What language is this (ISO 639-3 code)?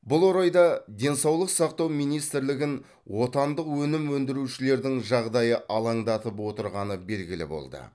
kaz